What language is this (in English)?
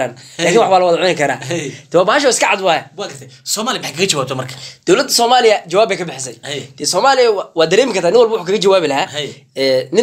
Arabic